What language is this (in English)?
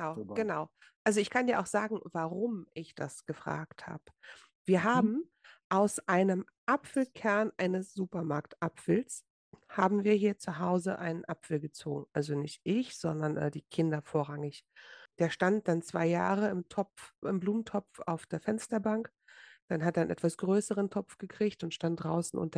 German